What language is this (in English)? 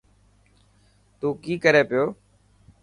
Dhatki